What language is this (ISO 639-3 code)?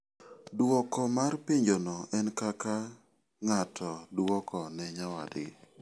luo